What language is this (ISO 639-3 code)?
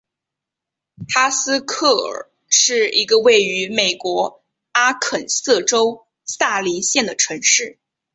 zho